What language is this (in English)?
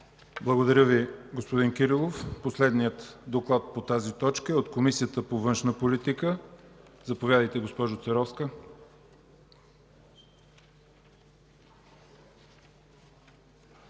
Bulgarian